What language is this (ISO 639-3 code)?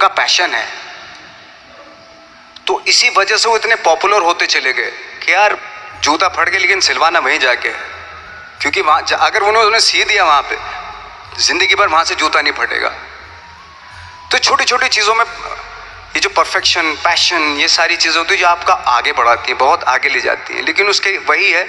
hin